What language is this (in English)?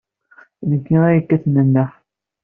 Kabyle